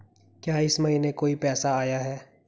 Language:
Hindi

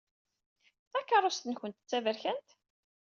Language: Kabyle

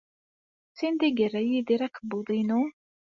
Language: Kabyle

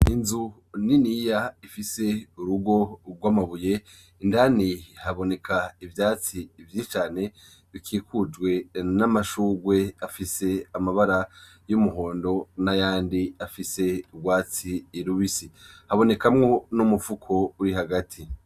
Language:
Rundi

